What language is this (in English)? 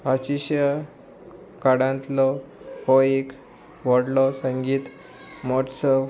Konkani